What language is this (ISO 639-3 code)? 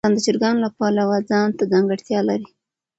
pus